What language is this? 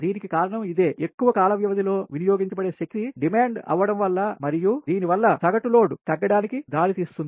Telugu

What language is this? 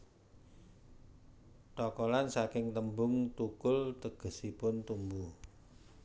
Javanese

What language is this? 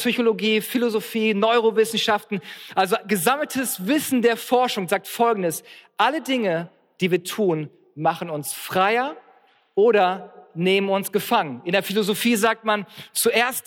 German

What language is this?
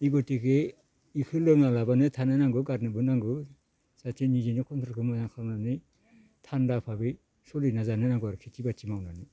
Bodo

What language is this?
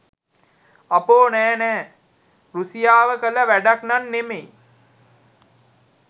Sinhala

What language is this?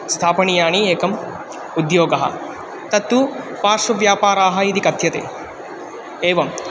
Sanskrit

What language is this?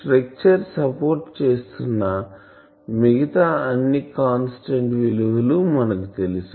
Telugu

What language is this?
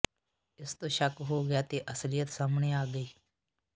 Punjabi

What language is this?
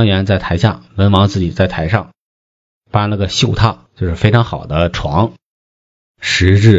Chinese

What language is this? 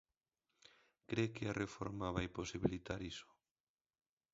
Galician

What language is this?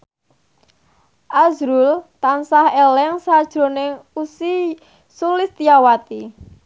Javanese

